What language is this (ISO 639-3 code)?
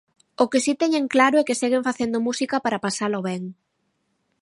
glg